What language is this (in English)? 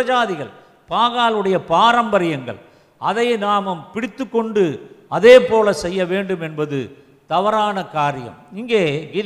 Tamil